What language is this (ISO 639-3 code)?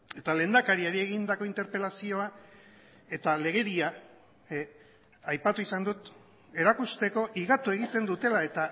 eus